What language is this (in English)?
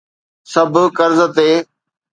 Sindhi